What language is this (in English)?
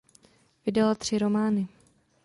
Czech